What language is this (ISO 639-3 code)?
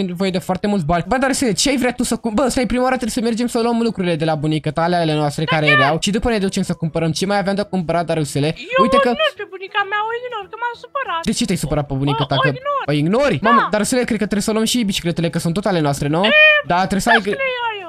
ron